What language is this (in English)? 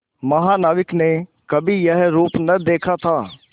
Hindi